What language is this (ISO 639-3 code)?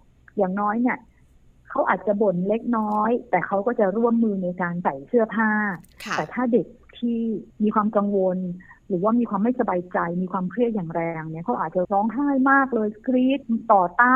tha